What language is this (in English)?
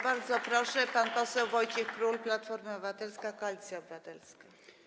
Polish